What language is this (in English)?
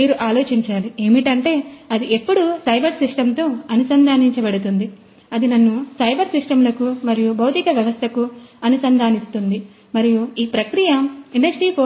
Telugu